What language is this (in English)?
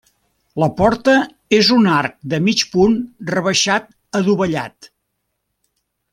Catalan